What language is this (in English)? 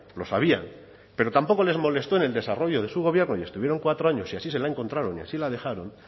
Spanish